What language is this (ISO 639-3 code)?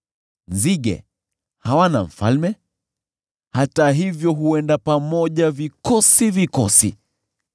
swa